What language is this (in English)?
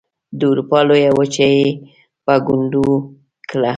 Pashto